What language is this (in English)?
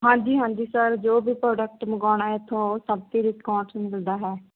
Punjabi